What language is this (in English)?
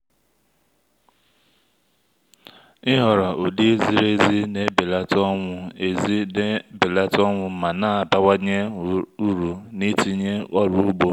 Igbo